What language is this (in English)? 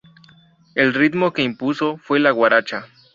Spanish